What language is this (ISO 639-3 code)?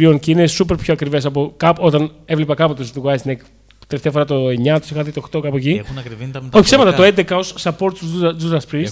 ell